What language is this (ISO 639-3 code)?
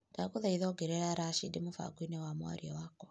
kik